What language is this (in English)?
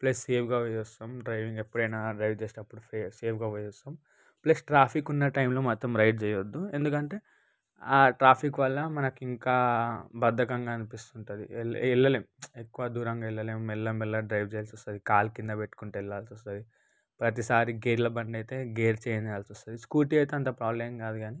Telugu